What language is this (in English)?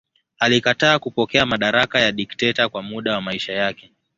Swahili